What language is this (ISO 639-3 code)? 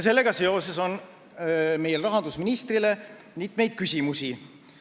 est